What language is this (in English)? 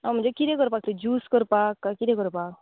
Konkani